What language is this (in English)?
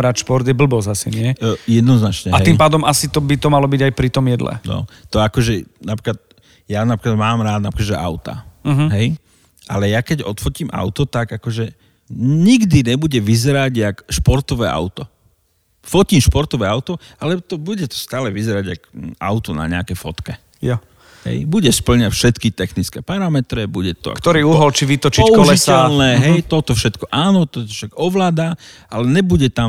Slovak